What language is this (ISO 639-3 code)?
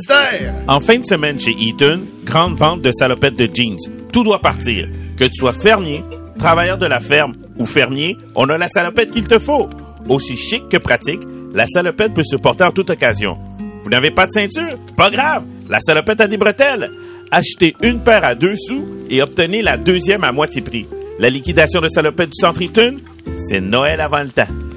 fra